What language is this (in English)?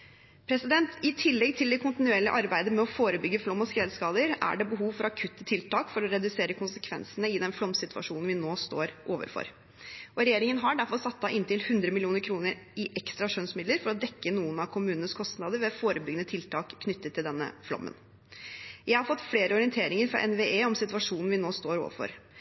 Norwegian Bokmål